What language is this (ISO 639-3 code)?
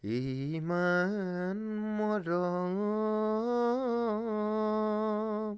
asm